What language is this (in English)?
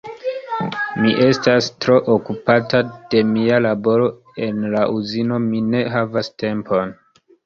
Esperanto